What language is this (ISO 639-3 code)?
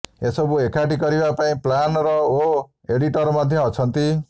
ori